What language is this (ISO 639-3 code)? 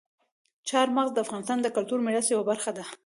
pus